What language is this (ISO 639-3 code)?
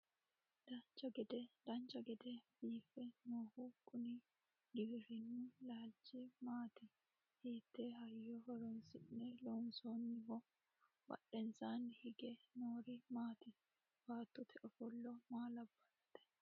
sid